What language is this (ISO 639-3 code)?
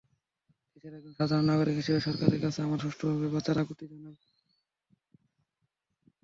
ben